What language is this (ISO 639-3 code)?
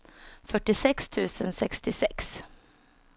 swe